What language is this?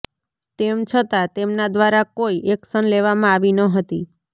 Gujarati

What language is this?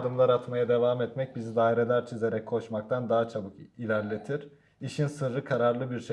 Turkish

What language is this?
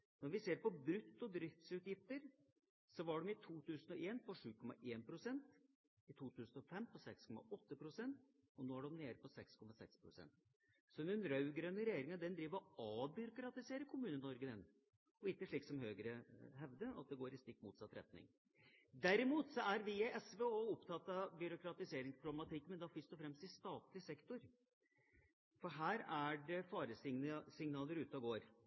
Norwegian Bokmål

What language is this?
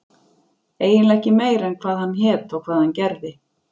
Icelandic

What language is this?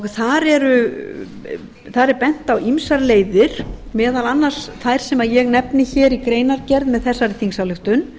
Icelandic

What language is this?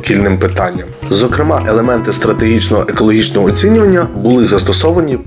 Ukrainian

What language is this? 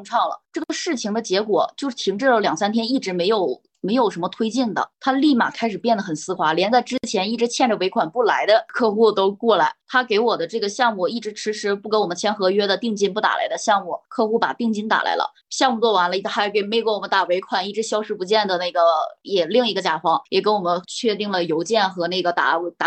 Chinese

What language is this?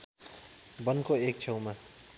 Nepali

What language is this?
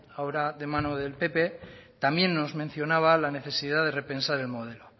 Spanish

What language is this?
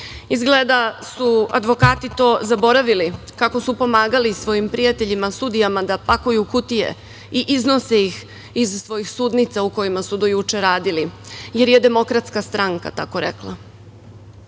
Serbian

